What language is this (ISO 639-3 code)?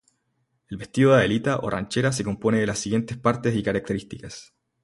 spa